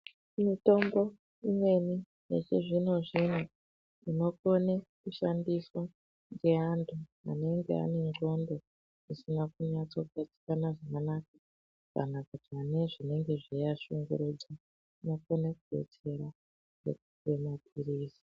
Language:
Ndau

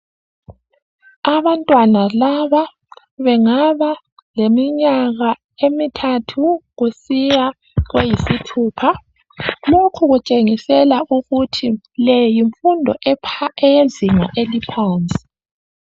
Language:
North Ndebele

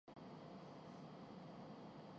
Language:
Urdu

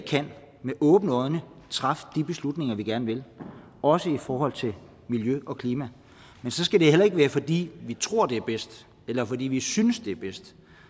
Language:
Danish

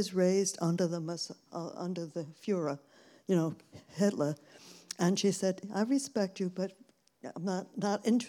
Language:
English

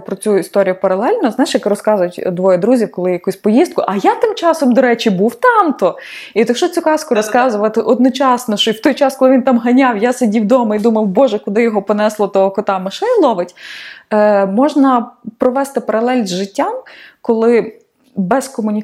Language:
Ukrainian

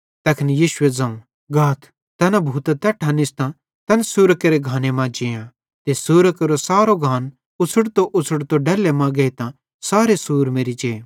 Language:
Bhadrawahi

